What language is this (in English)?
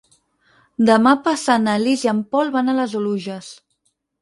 Catalan